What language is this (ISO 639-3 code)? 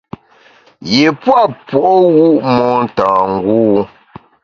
bax